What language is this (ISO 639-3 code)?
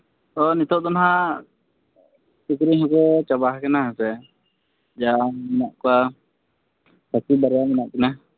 sat